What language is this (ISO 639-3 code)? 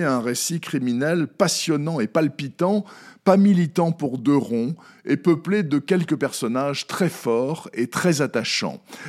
fra